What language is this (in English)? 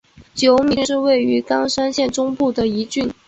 Chinese